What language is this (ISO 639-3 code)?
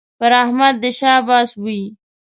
pus